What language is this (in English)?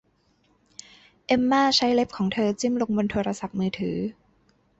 Thai